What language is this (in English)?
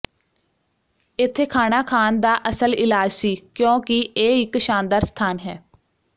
Punjabi